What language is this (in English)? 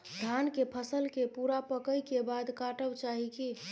Maithili